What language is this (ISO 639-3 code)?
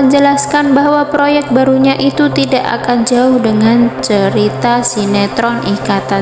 ind